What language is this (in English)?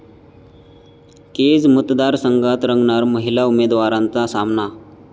Marathi